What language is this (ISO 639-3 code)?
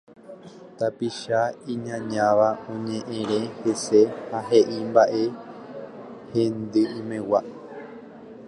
grn